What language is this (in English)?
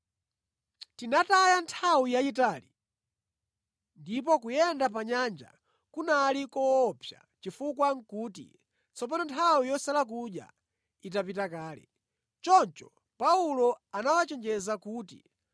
Nyanja